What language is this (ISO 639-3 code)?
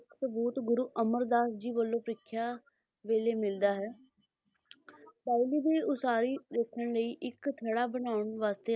pan